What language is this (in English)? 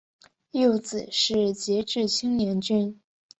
Chinese